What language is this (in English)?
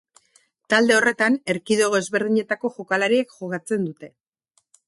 Basque